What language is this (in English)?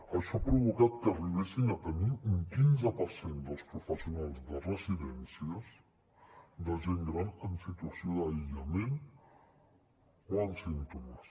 Catalan